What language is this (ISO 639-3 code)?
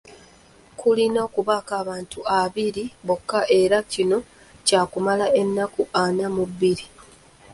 lug